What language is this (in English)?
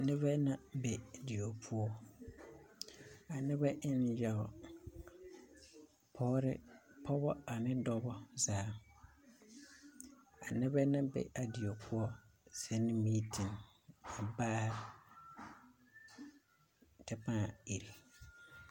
Southern Dagaare